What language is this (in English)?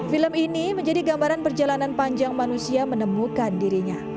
Indonesian